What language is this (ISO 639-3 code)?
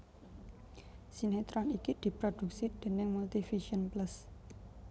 jav